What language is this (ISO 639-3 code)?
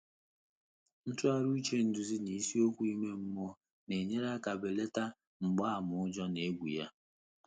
ibo